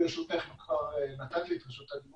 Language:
Hebrew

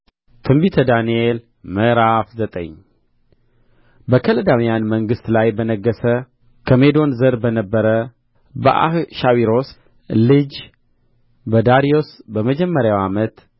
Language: Amharic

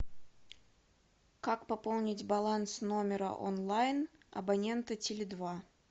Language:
Russian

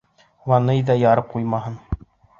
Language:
Bashkir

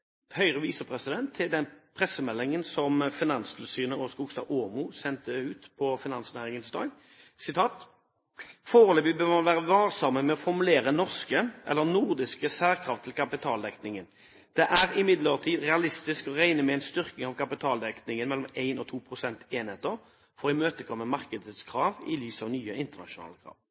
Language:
Norwegian Bokmål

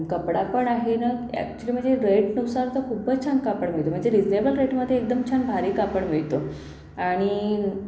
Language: Marathi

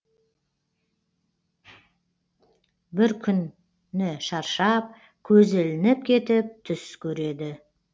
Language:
Kazakh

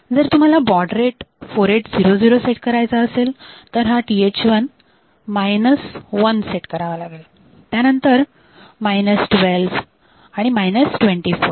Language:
Marathi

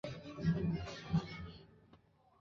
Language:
Chinese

